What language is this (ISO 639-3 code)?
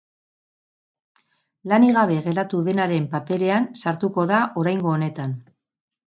eus